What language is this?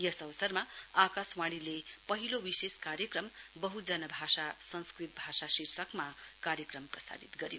Nepali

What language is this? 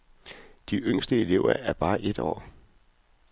Danish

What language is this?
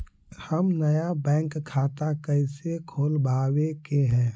Magahi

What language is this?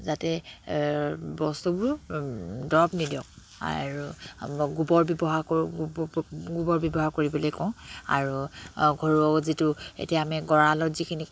Assamese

